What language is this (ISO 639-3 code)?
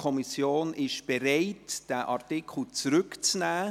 gsw